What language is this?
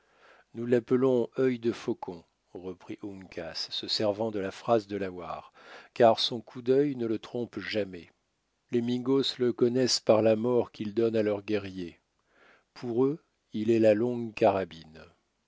French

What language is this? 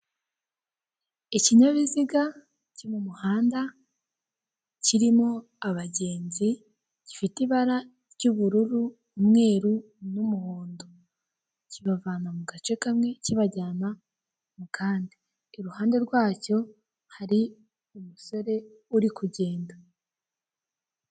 Kinyarwanda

